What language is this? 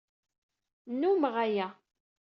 Kabyle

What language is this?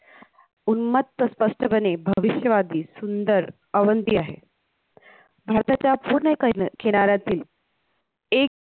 Marathi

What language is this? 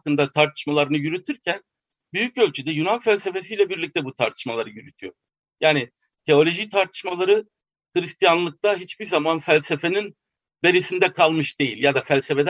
Turkish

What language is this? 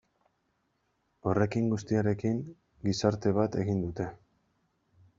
Basque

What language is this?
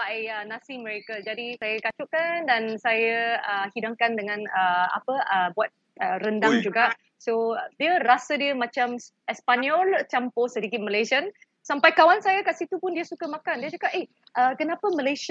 Malay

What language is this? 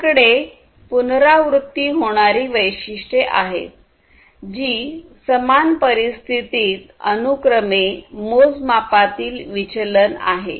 Marathi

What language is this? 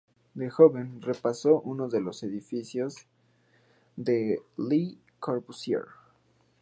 Spanish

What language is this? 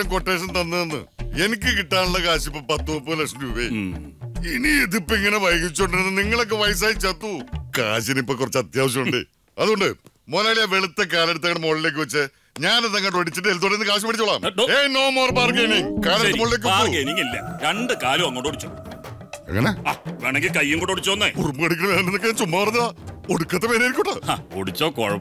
Malayalam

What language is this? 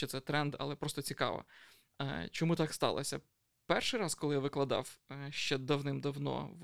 Ukrainian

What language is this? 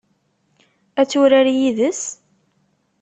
Kabyle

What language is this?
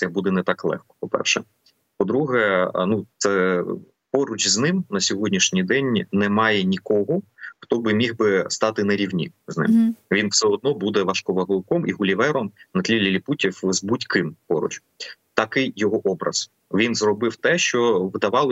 Ukrainian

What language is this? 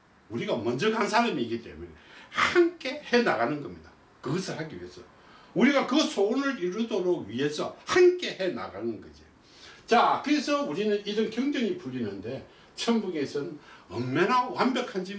Korean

